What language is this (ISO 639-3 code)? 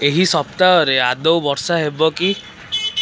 ori